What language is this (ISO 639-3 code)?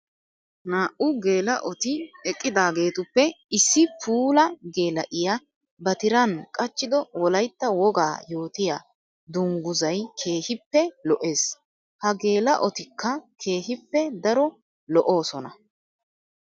wal